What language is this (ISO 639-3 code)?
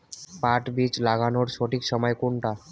ben